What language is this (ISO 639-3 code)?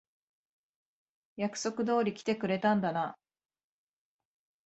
jpn